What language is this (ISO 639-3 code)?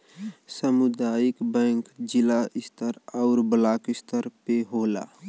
bho